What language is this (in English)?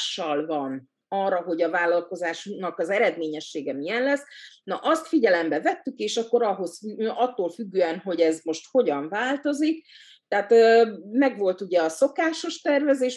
Hungarian